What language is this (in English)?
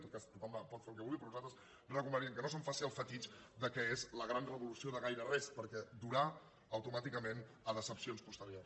Catalan